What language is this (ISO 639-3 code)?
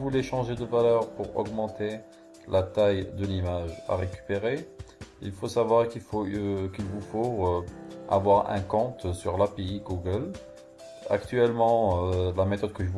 fra